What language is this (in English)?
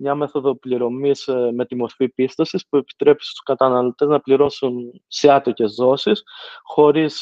Greek